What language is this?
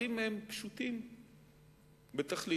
Hebrew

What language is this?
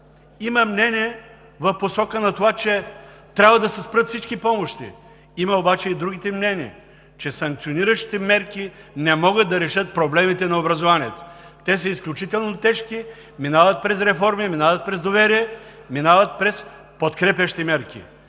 Bulgarian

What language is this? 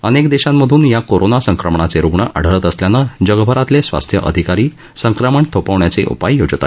Marathi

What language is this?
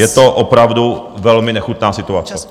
Czech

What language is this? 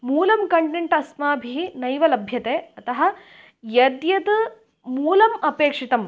Sanskrit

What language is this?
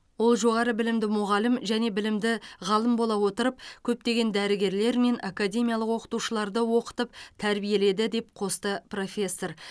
Kazakh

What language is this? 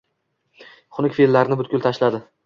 Uzbek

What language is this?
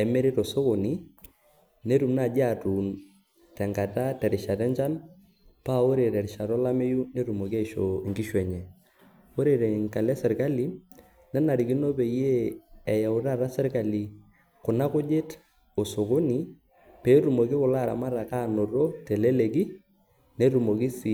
Masai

